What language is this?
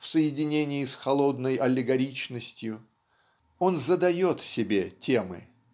Russian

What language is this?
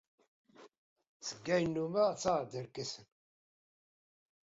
Kabyle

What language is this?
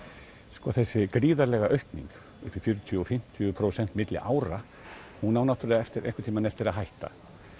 Icelandic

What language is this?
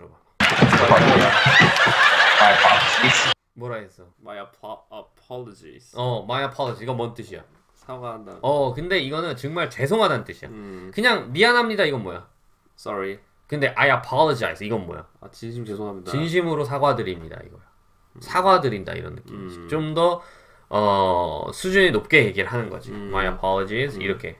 Korean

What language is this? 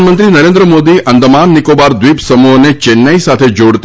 Gujarati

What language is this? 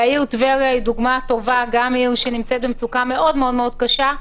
Hebrew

